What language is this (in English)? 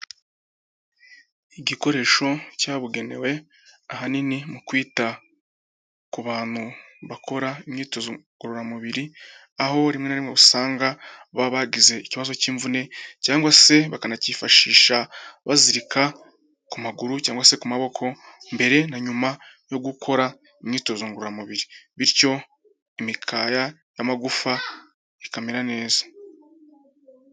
Kinyarwanda